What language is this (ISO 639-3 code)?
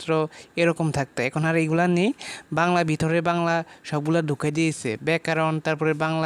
ara